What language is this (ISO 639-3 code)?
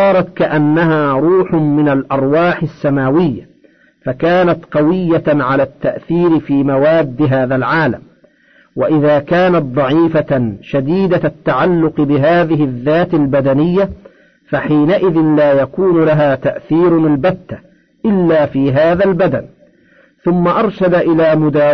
ara